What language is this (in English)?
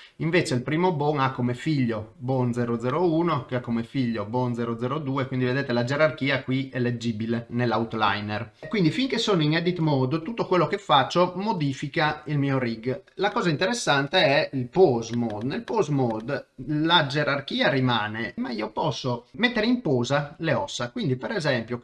Italian